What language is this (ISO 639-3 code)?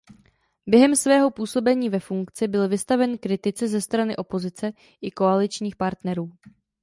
ces